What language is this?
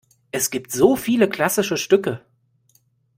German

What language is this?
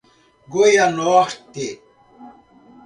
Portuguese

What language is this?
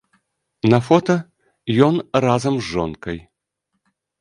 Belarusian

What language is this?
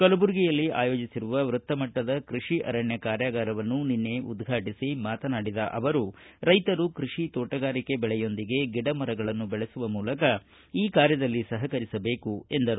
Kannada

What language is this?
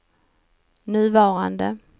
Swedish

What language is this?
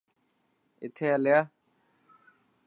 Dhatki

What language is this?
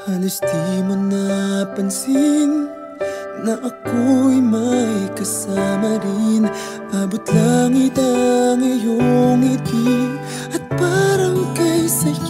Arabic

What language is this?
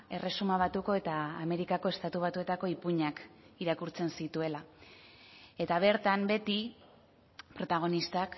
Basque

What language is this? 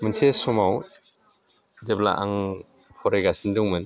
Bodo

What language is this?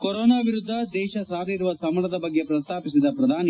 Kannada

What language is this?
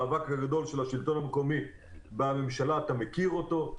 Hebrew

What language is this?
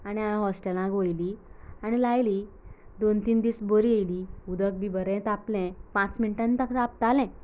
Konkani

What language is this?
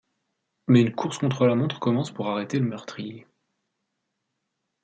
French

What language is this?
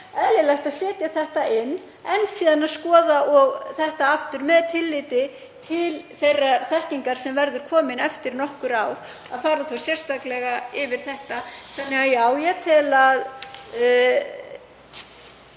Icelandic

